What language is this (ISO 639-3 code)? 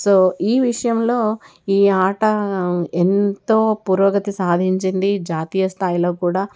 tel